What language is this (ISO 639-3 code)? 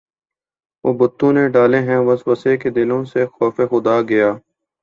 urd